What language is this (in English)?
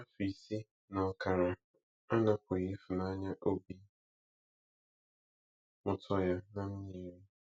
Igbo